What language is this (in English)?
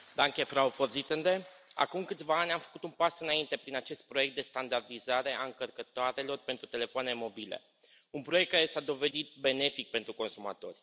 Romanian